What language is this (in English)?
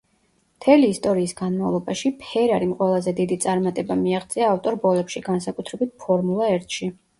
Georgian